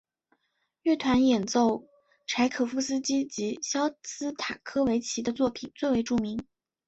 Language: Chinese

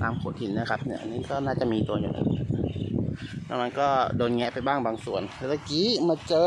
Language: Thai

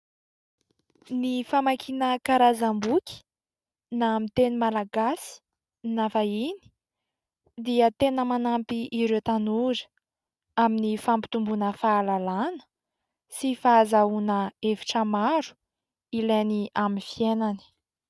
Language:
Malagasy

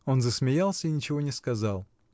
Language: Russian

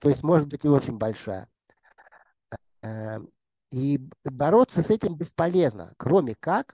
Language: Russian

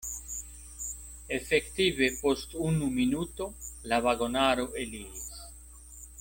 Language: Esperanto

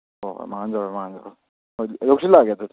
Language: Manipuri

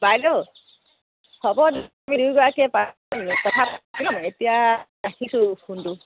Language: Assamese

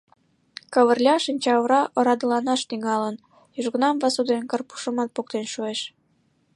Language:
Mari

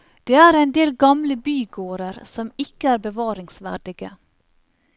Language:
Norwegian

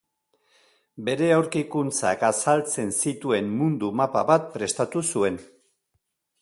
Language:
Basque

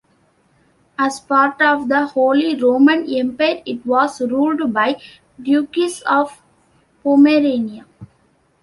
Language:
English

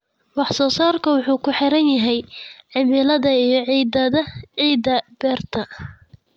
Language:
Somali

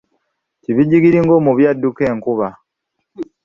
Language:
Ganda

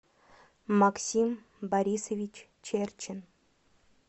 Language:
Russian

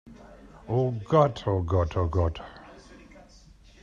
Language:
German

